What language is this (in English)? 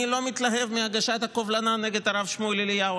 Hebrew